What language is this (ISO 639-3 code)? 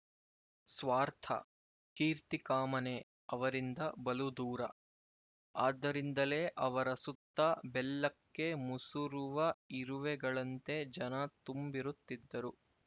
kan